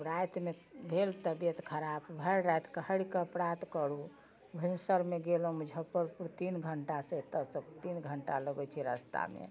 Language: Maithili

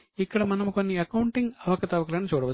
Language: Telugu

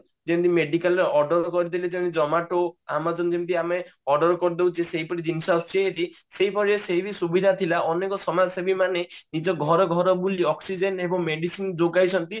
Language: Odia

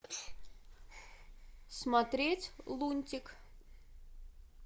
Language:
Russian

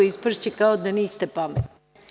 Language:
Serbian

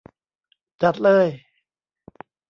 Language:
Thai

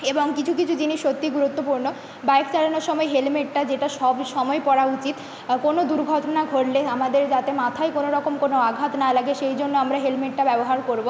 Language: Bangla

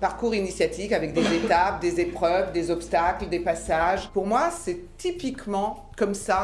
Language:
French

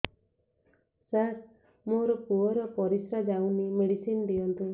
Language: Odia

